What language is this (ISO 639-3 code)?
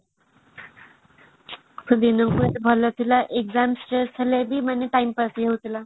ori